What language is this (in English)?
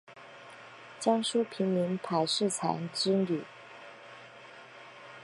Chinese